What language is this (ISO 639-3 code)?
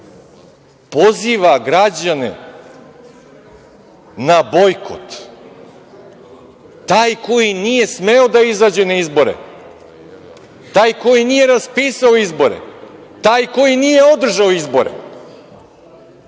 srp